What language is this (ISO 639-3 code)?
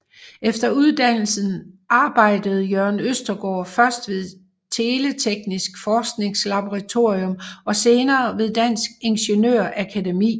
dan